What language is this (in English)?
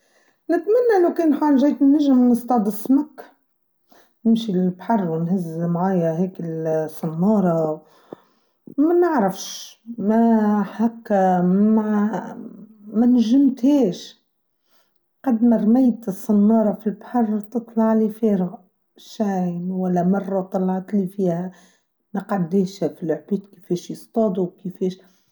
Tunisian Arabic